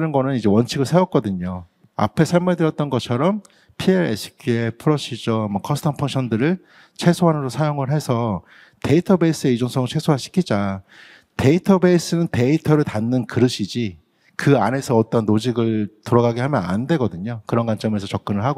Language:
Korean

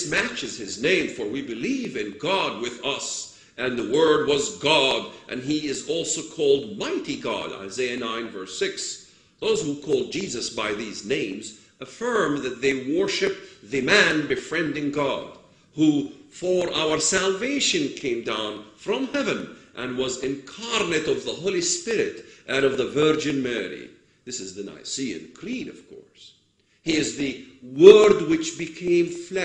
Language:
English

